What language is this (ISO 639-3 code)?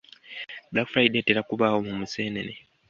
lug